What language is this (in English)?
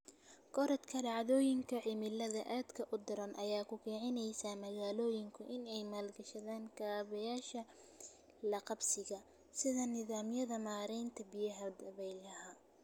Somali